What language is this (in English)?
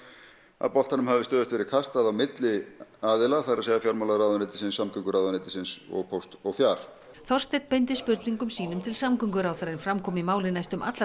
Icelandic